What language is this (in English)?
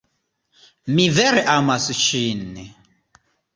Esperanto